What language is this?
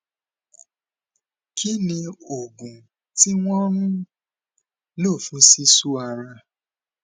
Yoruba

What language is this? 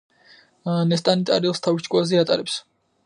Georgian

